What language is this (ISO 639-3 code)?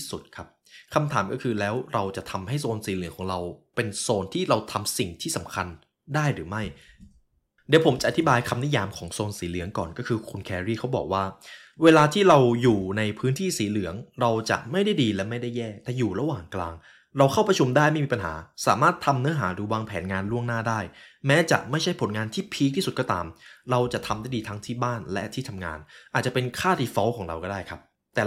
tha